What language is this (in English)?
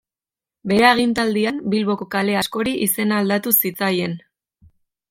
Basque